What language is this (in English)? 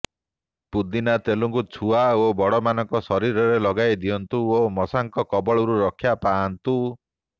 Odia